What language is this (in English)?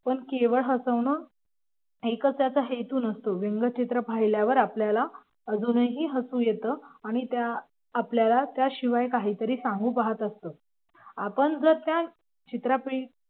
Marathi